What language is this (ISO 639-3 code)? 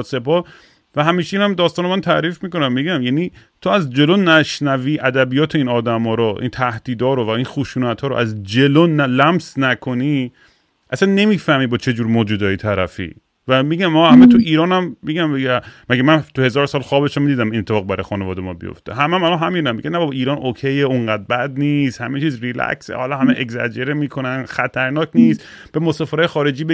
fas